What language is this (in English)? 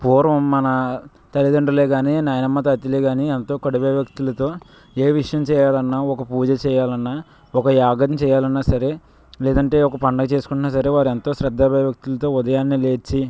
Telugu